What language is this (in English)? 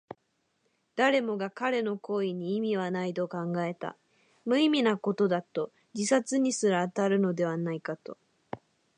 Japanese